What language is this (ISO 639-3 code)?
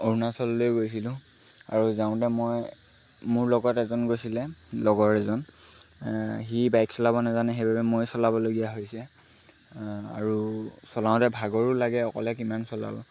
asm